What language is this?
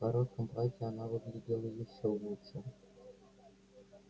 Russian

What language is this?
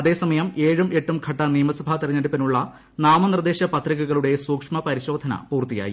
Malayalam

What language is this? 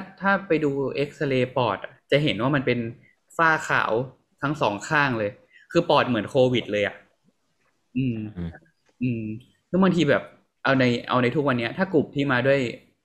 Thai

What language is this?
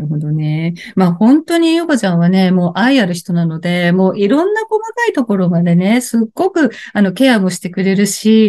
Japanese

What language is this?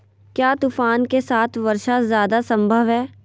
Magahi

